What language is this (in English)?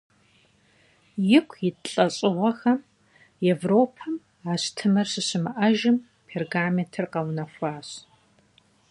Kabardian